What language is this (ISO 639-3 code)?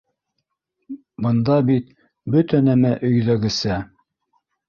bak